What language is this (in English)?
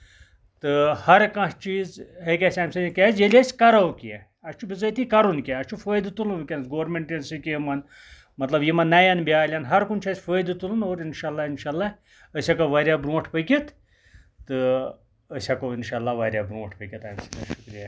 Kashmiri